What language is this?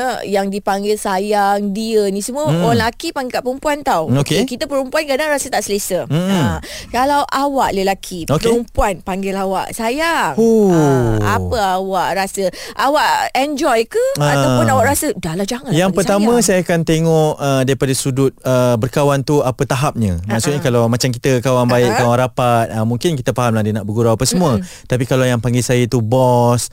Malay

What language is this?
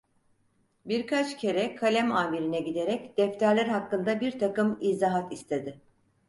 Turkish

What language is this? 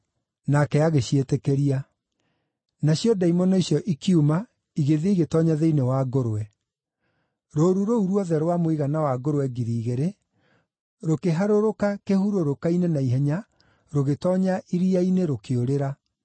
Kikuyu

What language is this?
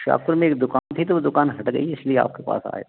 Hindi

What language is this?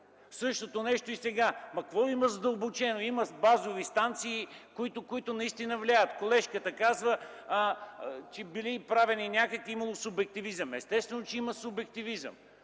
Bulgarian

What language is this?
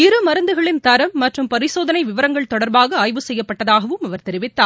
Tamil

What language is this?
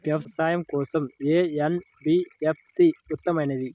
Telugu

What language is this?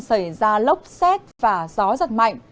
Vietnamese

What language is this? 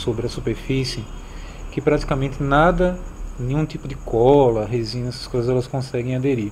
Portuguese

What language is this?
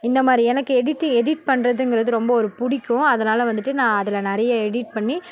Tamil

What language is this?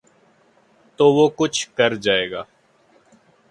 Urdu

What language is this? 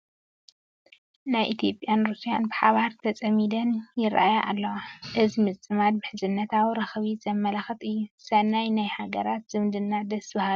Tigrinya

